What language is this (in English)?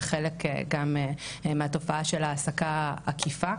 Hebrew